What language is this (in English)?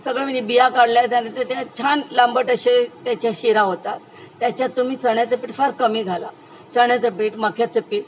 Marathi